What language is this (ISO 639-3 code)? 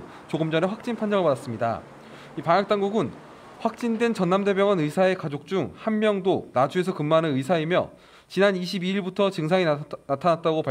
kor